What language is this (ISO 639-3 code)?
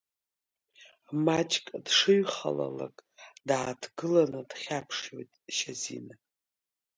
abk